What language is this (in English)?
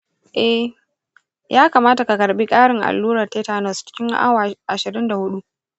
Hausa